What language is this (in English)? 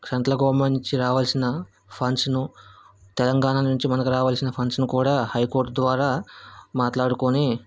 Telugu